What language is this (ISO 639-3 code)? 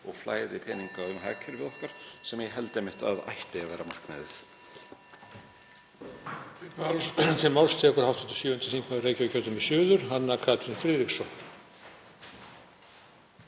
isl